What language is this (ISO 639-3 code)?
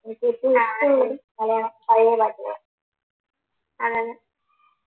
mal